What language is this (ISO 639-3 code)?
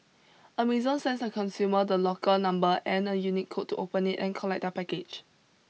eng